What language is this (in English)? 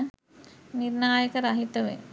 Sinhala